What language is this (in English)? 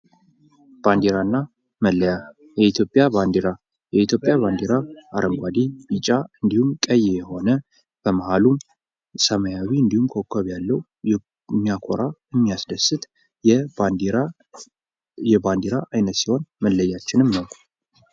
Amharic